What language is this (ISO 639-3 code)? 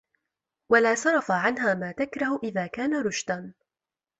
ara